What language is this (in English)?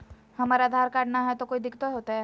Magahi